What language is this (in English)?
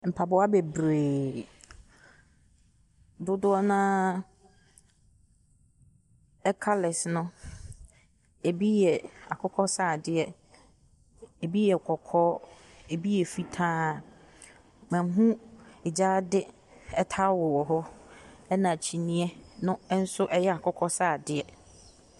Akan